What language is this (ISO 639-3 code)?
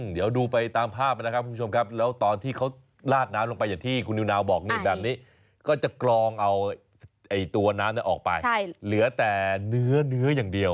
tha